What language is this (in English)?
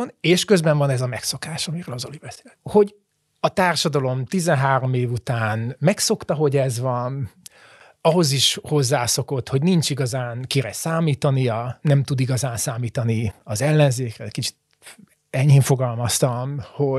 Hungarian